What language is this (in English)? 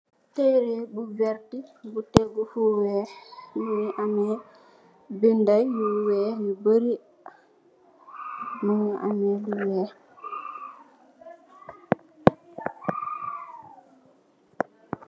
Wolof